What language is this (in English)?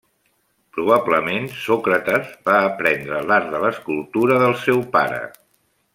Catalan